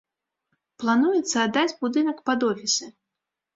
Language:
Belarusian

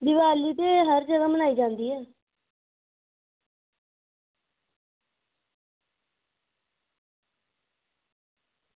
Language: Dogri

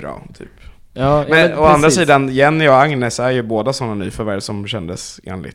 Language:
Swedish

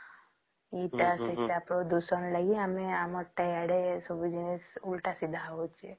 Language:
Odia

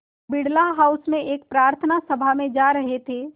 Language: Hindi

